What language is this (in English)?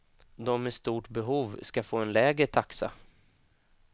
Swedish